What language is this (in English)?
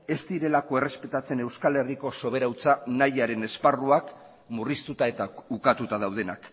Basque